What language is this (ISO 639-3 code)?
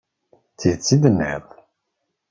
kab